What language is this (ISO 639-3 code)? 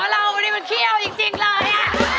tha